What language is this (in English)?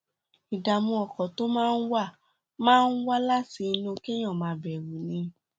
Yoruba